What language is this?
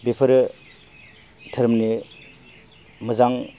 Bodo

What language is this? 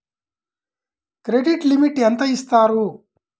Telugu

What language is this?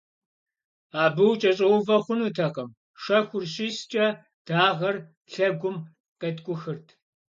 Kabardian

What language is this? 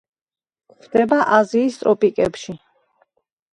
Georgian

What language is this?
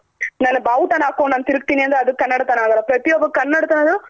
Kannada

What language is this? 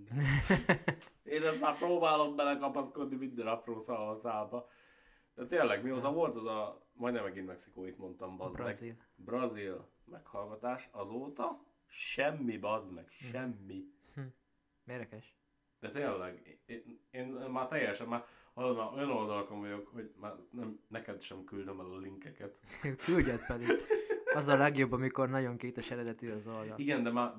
Hungarian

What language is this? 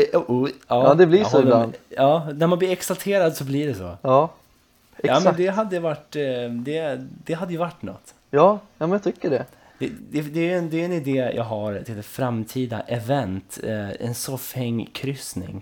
Swedish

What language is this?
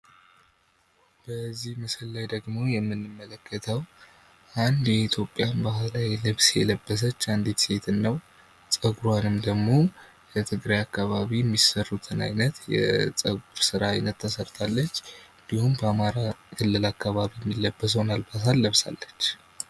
Amharic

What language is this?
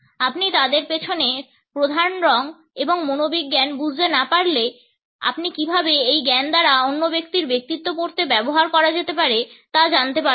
Bangla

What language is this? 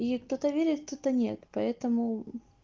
Russian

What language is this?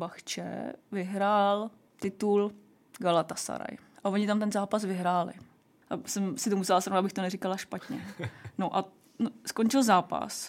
Czech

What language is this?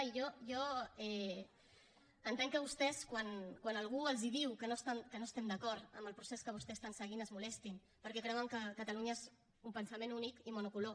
Catalan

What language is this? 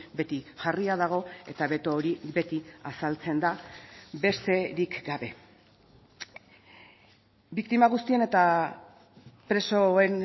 Basque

